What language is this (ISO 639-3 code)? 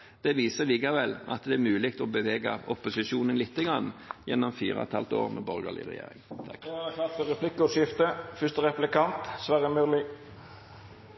nor